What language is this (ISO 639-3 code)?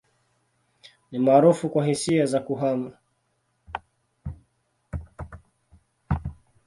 swa